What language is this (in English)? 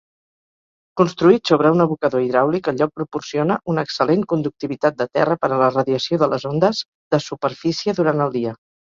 Catalan